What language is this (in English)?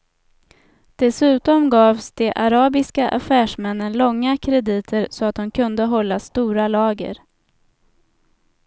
Swedish